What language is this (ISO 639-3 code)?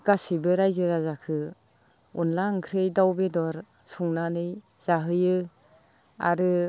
brx